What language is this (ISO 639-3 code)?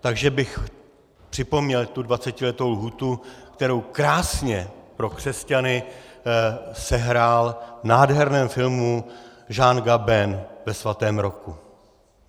ces